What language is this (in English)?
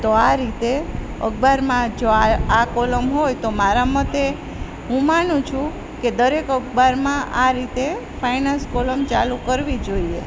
Gujarati